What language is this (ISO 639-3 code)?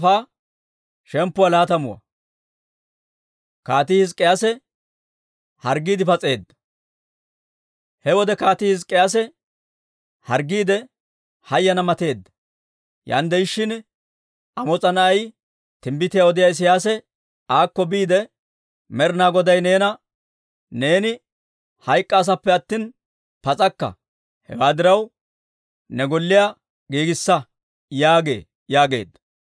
dwr